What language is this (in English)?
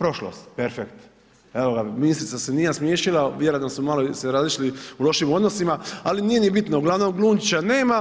Croatian